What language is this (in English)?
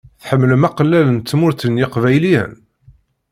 Kabyle